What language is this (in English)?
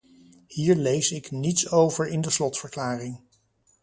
Dutch